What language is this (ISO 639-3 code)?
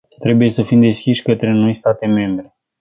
ron